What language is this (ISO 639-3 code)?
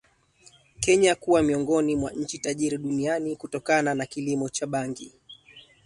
swa